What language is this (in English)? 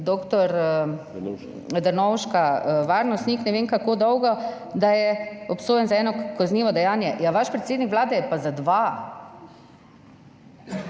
Slovenian